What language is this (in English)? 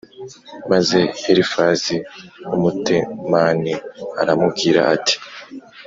Kinyarwanda